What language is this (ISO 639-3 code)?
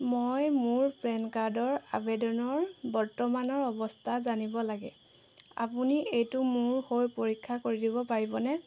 asm